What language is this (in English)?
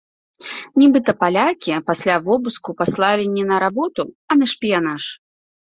Belarusian